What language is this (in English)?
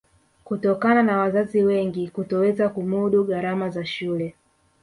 Swahili